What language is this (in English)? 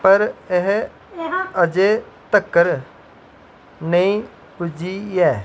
Dogri